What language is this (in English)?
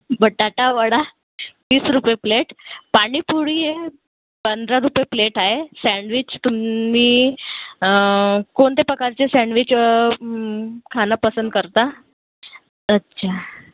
Marathi